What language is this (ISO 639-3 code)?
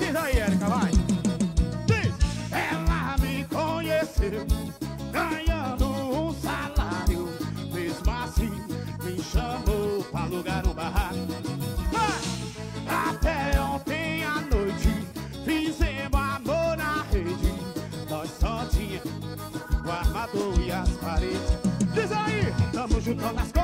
por